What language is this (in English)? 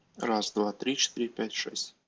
Russian